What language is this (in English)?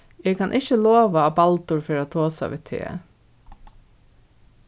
Faroese